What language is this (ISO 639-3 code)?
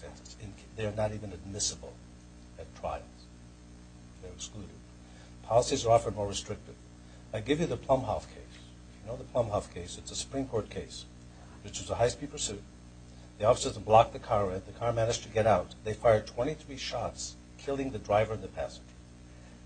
eng